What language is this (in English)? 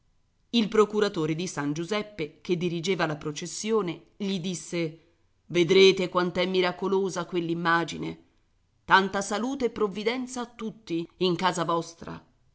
Italian